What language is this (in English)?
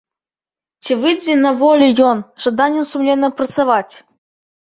Belarusian